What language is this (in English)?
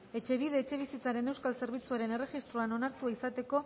Basque